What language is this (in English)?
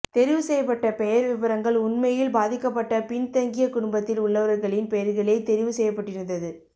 Tamil